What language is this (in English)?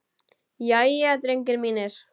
Icelandic